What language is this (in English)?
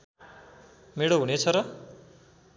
Nepali